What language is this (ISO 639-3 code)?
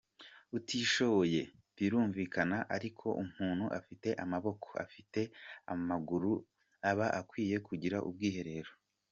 kin